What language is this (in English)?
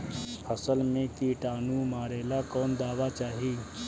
Bhojpuri